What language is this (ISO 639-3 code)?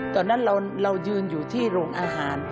tha